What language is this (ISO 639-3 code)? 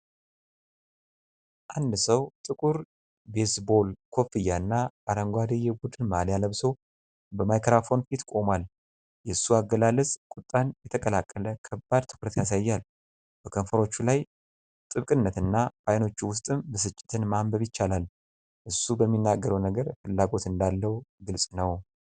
amh